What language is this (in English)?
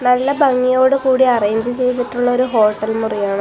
Malayalam